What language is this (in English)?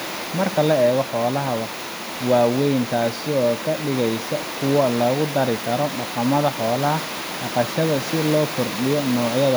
Somali